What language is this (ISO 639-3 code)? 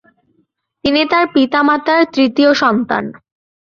ben